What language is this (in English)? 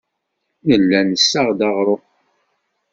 Kabyle